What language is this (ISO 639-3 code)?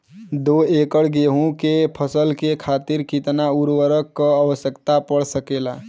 bho